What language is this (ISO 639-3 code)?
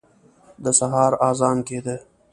pus